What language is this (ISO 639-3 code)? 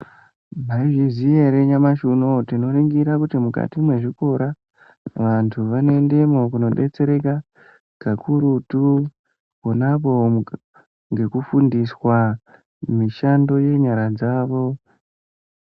ndc